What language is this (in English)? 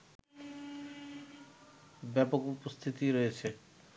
Bangla